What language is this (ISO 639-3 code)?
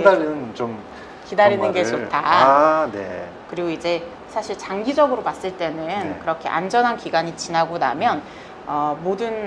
kor